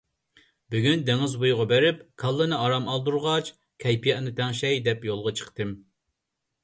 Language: Uyghur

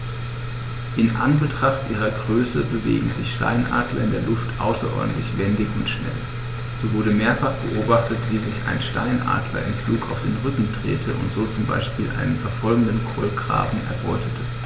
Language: German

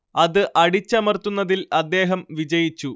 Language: Malayalam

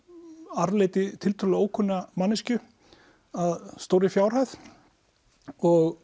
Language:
Icelandic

